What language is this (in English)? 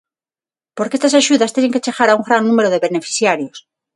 Galician